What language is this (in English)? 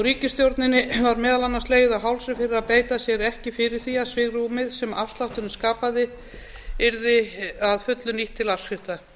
Icelandic